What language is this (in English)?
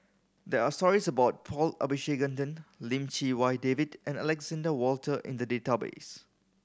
English